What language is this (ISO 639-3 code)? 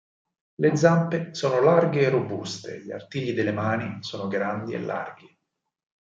ita